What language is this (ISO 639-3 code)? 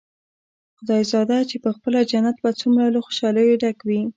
pus